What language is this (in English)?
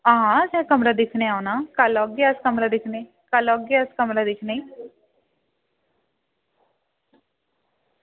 Dogri